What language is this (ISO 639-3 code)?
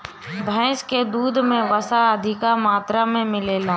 bho